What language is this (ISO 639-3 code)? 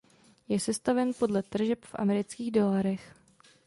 ces